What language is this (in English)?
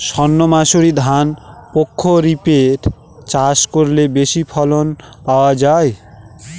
Bangla